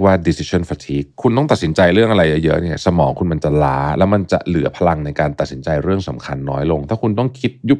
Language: Thai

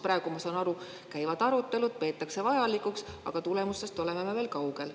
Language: Estonian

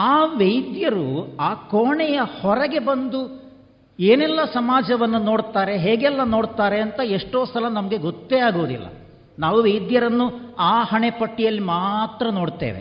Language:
Kannada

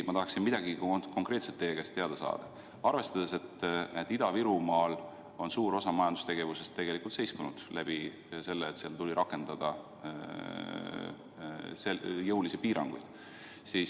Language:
Estonian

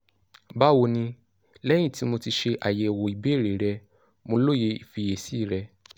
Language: Yoruba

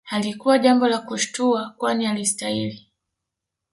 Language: Swahili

